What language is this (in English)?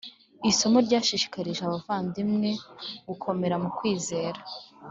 Kinyarwanda